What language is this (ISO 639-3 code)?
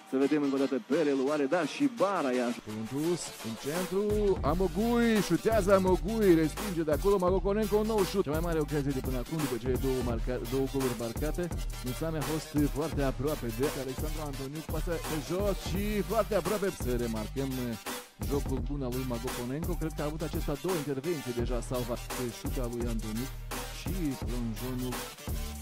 ron